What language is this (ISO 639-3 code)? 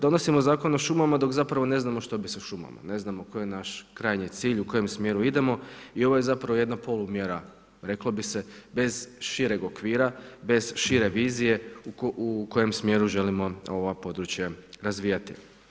hrv